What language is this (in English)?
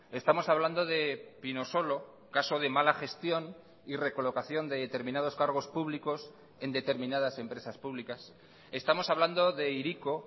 Spanish